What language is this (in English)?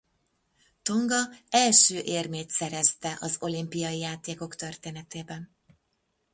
Hungarian